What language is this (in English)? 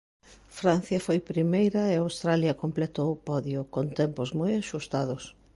Galician